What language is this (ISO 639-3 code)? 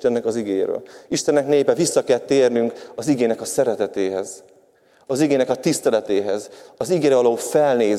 hun